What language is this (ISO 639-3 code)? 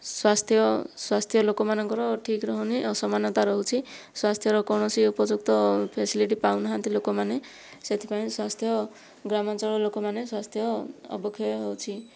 ori